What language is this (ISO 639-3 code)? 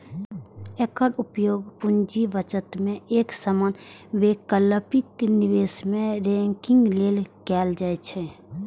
mai